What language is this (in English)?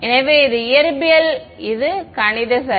Tamil